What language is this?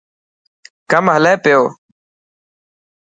Dhatki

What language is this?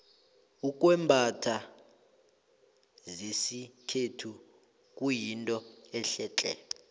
South Ndebele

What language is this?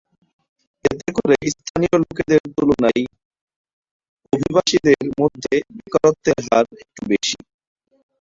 Bangla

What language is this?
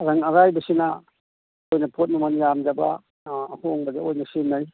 Manipuri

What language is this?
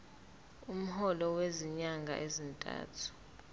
Zulu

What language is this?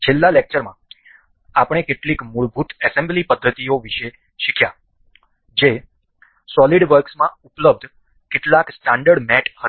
Gujarati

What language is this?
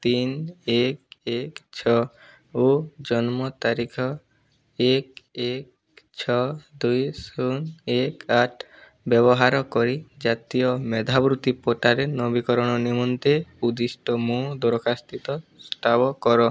Odia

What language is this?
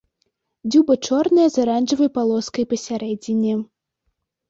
Belarusian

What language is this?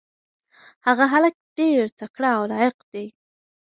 Pashto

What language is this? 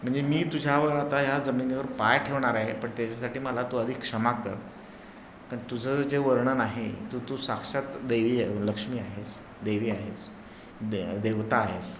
Marathi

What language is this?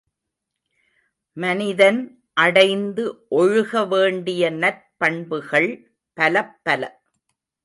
Tamil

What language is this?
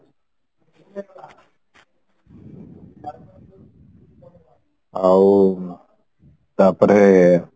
Odia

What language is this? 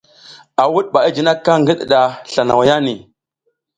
South Giziga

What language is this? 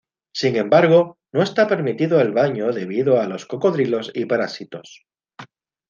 Spanish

